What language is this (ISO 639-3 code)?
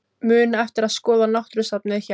isl